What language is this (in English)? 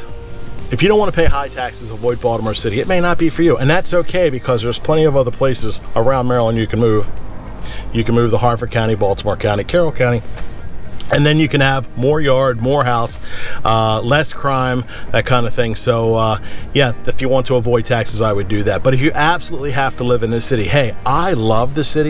English